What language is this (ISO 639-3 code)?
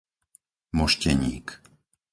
slk